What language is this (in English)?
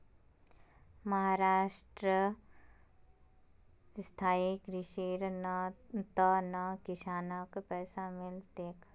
Magahi